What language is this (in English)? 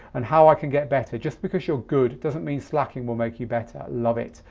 English